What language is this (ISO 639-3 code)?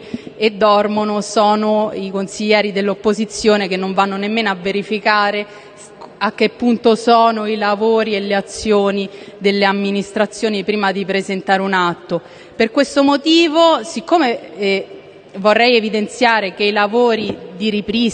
ita